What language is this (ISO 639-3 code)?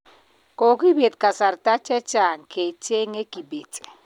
kln